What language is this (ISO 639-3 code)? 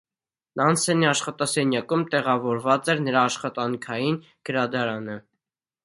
hye